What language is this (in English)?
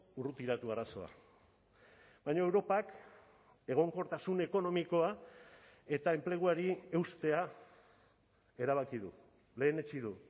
Basque